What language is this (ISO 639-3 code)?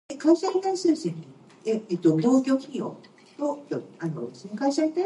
eng